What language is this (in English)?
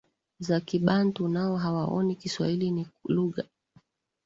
Swahili